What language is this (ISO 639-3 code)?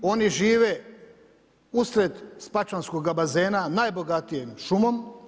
hrv